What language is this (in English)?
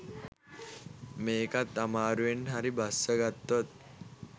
Sinhala